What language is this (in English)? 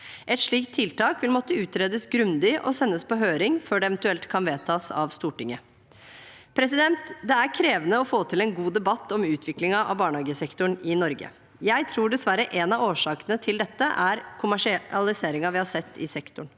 Norwegian